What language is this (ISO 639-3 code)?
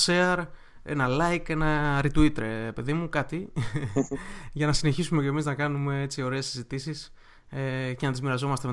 ell